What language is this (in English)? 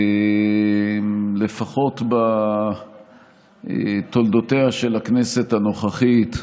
Hebrew